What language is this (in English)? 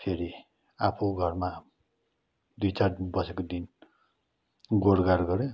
Nepali